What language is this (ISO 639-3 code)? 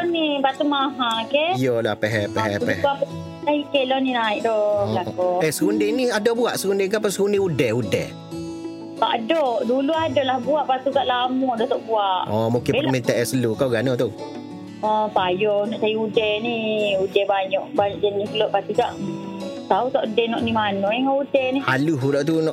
msa